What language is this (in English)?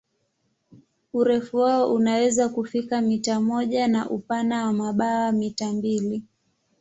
Swahili